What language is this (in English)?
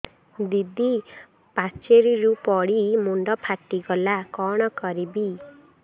Odia